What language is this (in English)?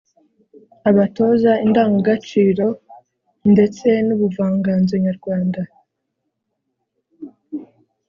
Kinyarwanda